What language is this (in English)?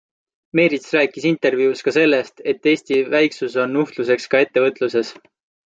Estonian